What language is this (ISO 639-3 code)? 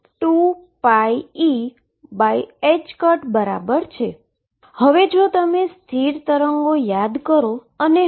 guj